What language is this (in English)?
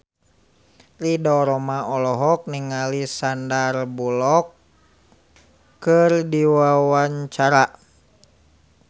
Sundanese